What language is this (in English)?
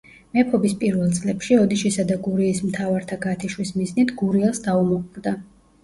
Georgian